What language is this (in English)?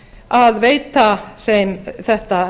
Icelandic